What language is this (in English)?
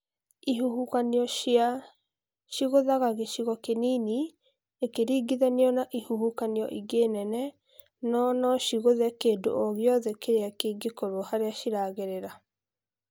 Kikuyu